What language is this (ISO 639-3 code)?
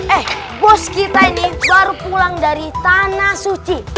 ind